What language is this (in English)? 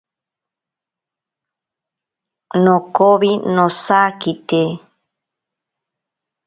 Ashéninka Perené